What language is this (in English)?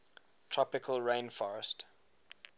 English